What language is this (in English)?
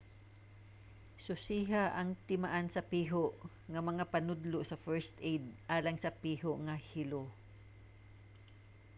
Cebuano